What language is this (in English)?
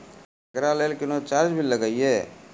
Maithili